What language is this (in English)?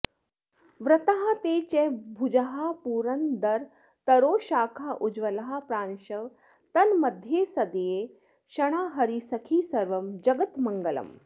Sanskrit